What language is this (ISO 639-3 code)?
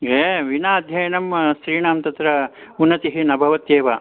san